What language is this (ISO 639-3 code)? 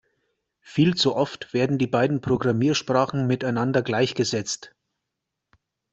deu